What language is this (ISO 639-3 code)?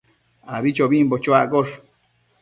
mcf